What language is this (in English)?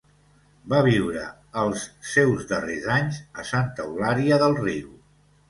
Catalan